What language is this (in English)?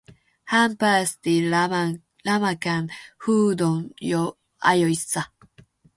Finnish